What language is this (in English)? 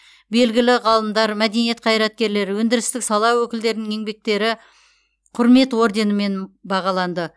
Kazakh